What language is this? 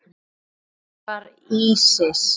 Icelandic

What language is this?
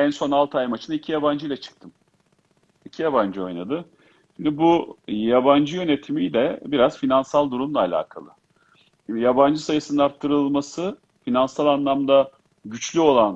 Turkish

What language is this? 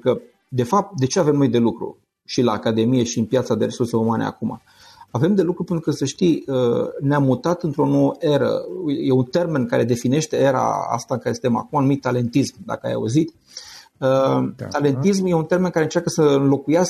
Romanian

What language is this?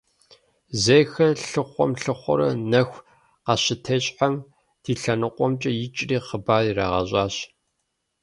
Kabardian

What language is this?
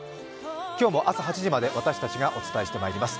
Japanese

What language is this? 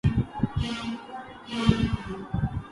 Urdu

